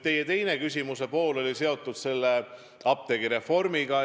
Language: Estonian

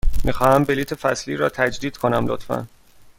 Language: Persian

